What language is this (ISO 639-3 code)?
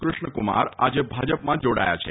guj